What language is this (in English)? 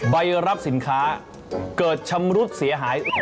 Thai